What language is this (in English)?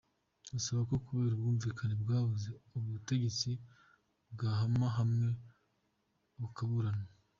Kinyarwanda